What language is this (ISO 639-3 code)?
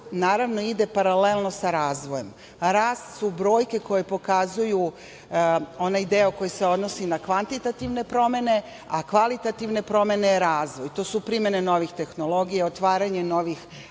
srp